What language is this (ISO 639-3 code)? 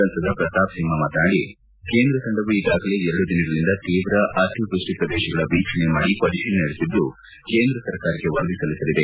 kan